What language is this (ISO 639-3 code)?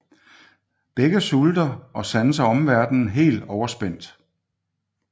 dan